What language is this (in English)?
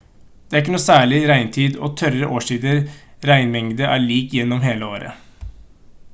Norwegian Bokmål